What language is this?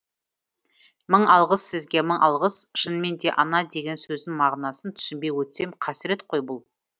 Kazakh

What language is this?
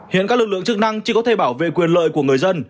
Vietnamese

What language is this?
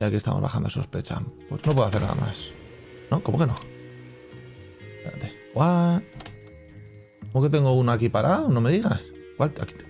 Spanish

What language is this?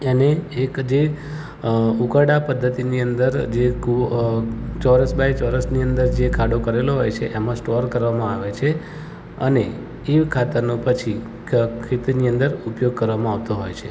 Gujarati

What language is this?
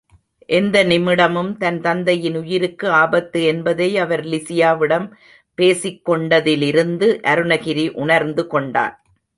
Tamil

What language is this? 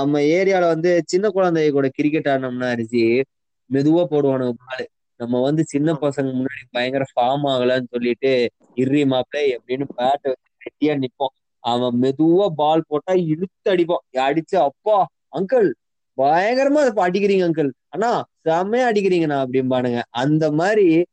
Tamil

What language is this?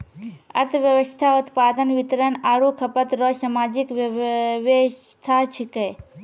Maithili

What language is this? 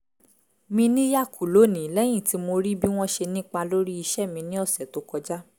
Yoruba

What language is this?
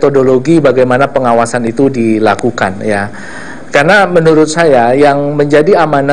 Indonesian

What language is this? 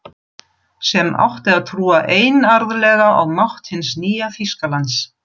Icelandic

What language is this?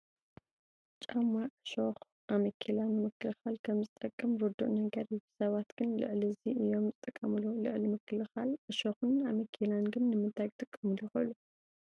Tigrinya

